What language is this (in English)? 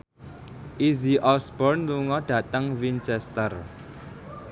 Javanese